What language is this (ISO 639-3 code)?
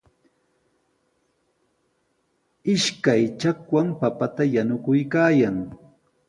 qws